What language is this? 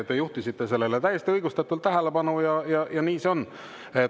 Estonian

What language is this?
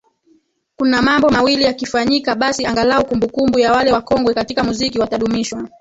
Swahili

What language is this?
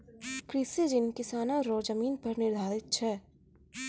Maithili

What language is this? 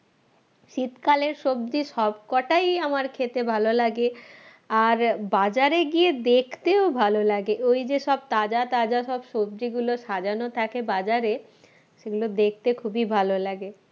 Bangla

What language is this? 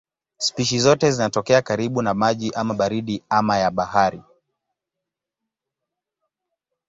Swahili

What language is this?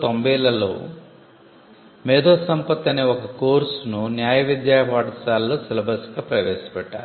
Telugu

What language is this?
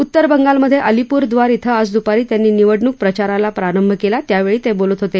Marathi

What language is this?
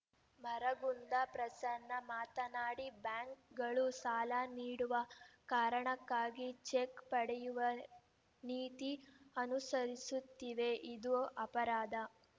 Kannada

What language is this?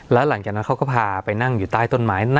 Thai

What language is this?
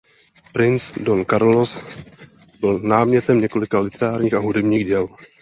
Czech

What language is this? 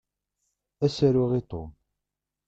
Kabyle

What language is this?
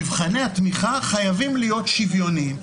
Hebrew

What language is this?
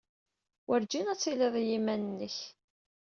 Kabyle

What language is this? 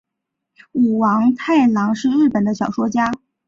Chinese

